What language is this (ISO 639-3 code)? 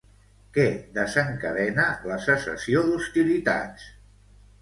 cat